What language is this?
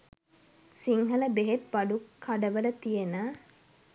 Sinhala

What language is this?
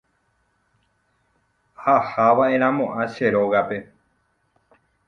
Guarani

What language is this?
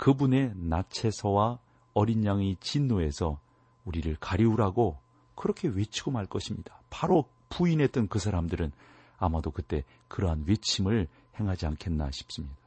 Korean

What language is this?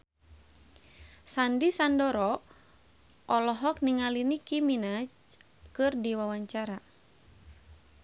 Sundanese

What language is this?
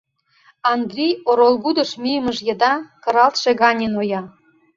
Mari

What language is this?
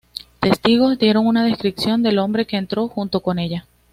Spanish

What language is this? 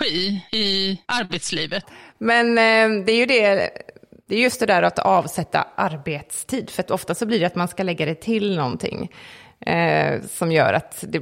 Swedish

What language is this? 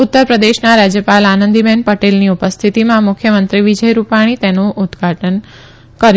Gujarati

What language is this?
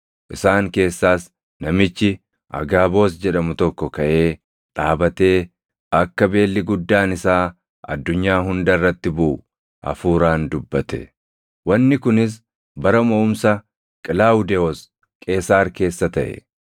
Oromo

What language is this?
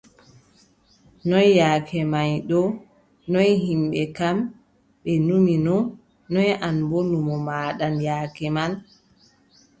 Adamawa Fulfulde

